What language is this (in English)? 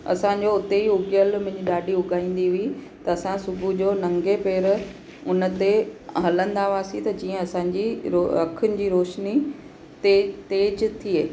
Sindhi